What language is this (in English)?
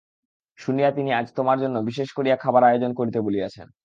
Bangla